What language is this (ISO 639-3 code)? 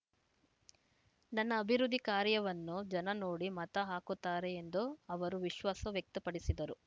kan